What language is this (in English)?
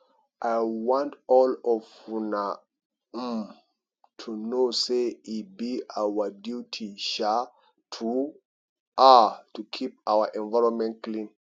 Nigerian Pidgin